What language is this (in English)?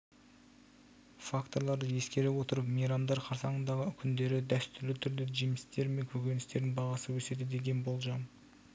Kazakh